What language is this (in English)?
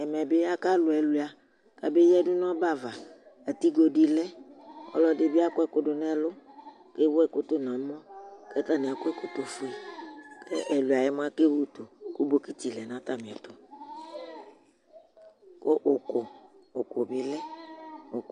Ikposo